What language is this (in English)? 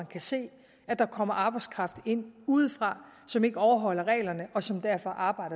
Danish